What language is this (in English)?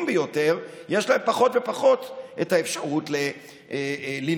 Hebrew